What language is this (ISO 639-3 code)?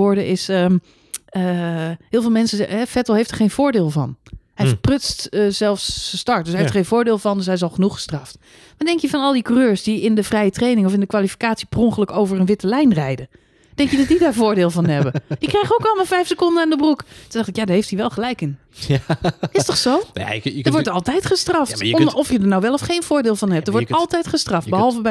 nld